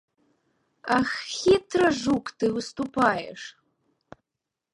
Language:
Belarusian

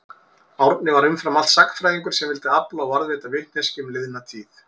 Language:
Icelandic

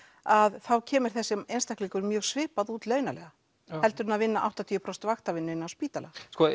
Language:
Icelandic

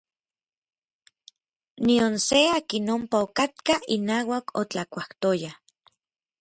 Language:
Orizaba Nahuatl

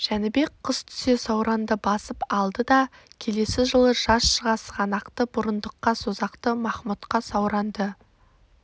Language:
Kazakh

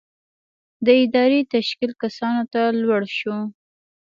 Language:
Pashto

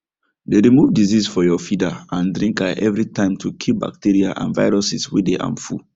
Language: Nigerian Pidgin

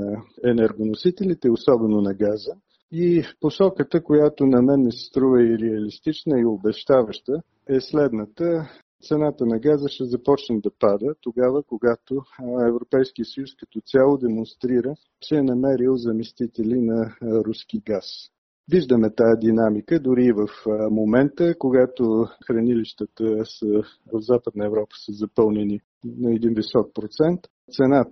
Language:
Bulgarian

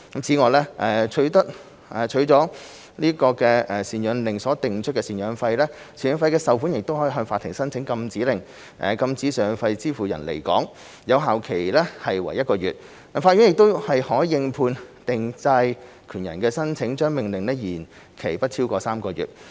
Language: Cantonese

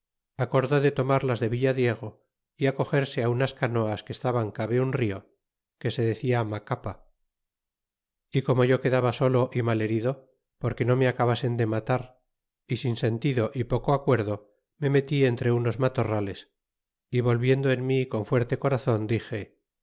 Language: Spanish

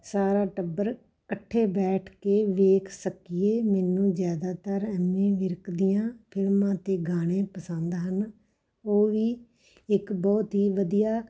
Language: Punjabi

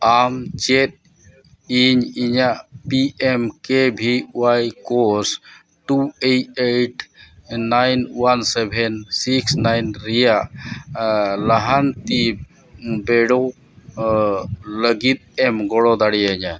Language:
Santali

